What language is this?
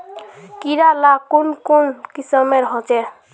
Magahi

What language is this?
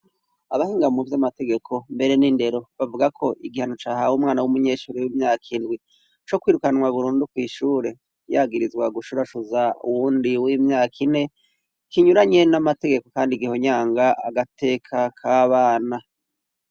Rundi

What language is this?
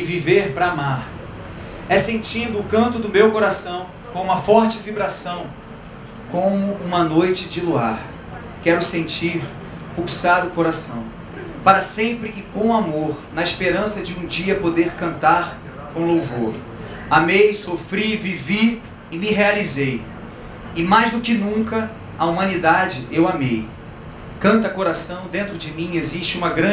Portuguese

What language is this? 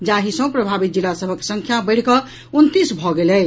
Maithili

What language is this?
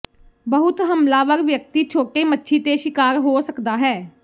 Punjabi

